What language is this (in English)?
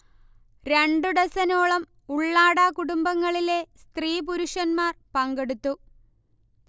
Malayalam